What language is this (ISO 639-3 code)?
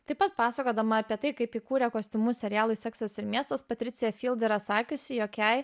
lit